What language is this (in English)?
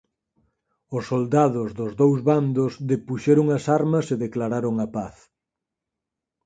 Galician